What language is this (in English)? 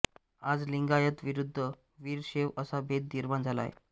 Marathi